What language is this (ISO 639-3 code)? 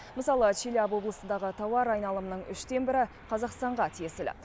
kaz